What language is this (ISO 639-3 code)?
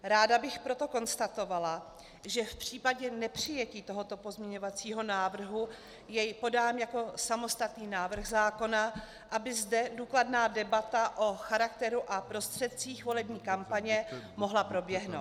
ces